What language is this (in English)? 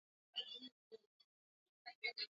Swahili